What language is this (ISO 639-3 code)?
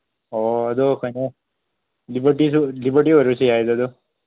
mni